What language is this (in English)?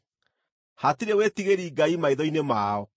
Kikuyu